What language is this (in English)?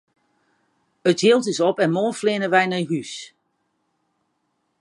Western Frisian